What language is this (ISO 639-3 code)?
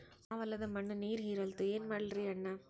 kan